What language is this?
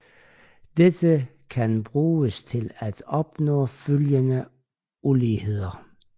Danish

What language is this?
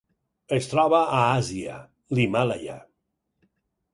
Catalan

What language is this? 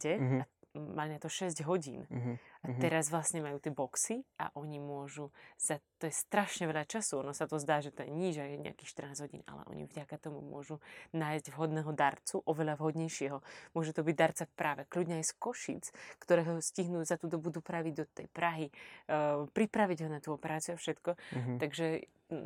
Slovak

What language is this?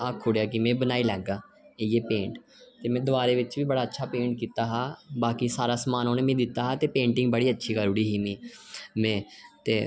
Dogri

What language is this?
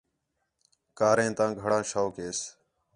Khetrani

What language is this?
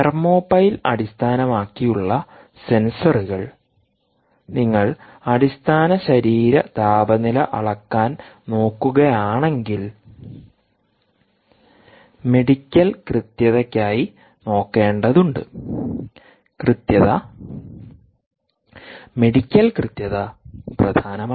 Malayalam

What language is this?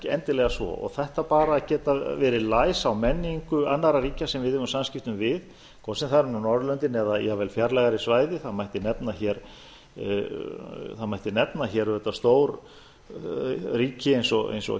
Icelandic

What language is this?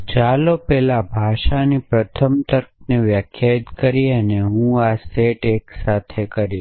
Gujarati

